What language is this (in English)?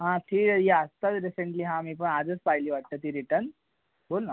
Marathi